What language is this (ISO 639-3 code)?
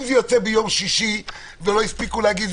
heb